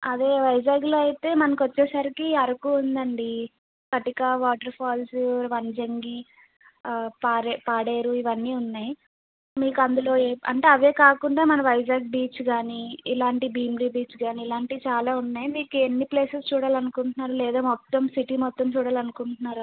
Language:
Telugu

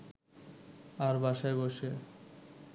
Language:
Bangla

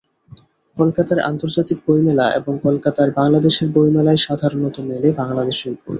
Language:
Bangla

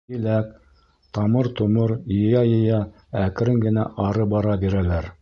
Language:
Bashkir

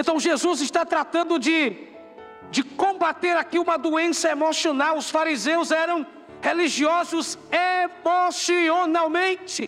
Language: Portuguese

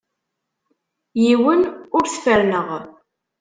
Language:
Kabyle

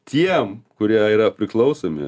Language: Lithuanian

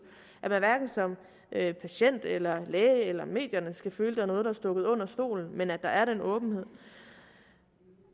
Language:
Danish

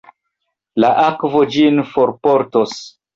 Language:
Esperanto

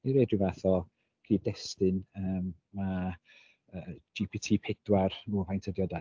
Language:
Welsh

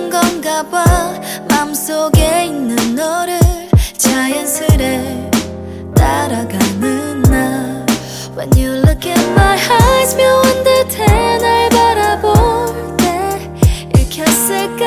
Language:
Korean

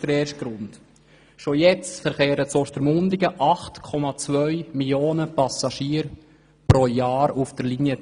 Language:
Swiss German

